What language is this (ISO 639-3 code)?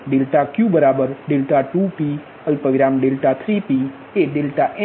guj